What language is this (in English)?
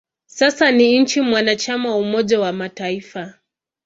Swahili